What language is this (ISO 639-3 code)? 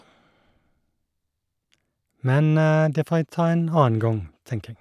nor